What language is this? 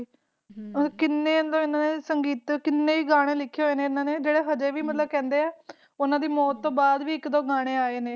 Punjabi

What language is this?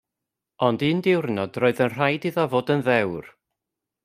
Welsh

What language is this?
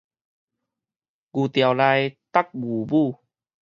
Min Nan Chinese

